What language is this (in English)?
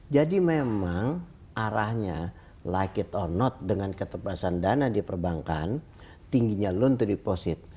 Indonesian